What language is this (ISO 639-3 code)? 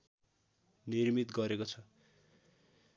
nep